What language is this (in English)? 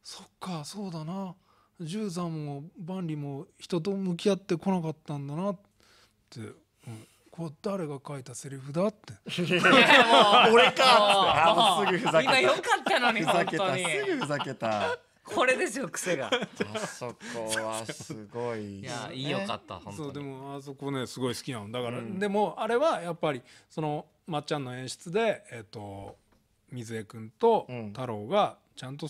Japanese